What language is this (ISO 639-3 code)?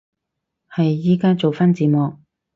yue